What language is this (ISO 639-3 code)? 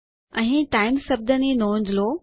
guj